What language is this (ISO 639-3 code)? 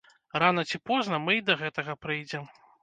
bel